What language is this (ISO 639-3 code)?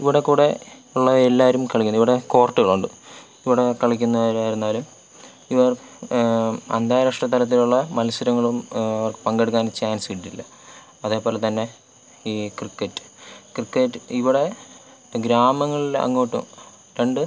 mal